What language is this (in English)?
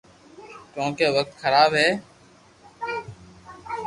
Loarki